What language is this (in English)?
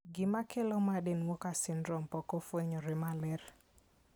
Luo (Kenya and Tanzania)